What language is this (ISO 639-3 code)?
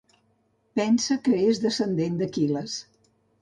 cat